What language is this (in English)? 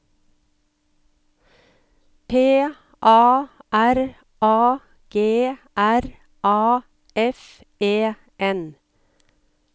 Norwegian